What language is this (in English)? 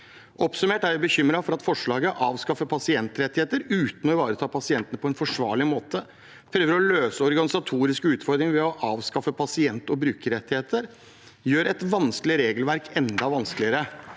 Norwegian